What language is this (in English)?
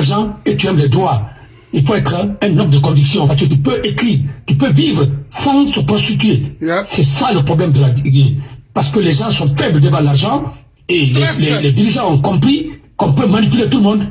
French